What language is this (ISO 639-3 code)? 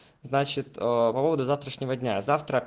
rus